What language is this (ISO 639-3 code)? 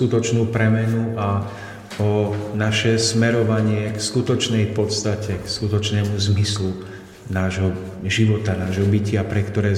slk